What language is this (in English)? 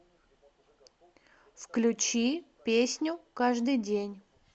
Russian